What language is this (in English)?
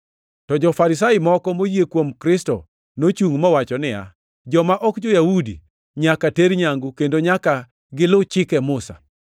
Luo (Kenya and Tanzania)